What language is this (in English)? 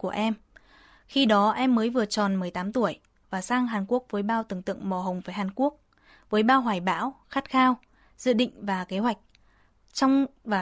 Vietnamese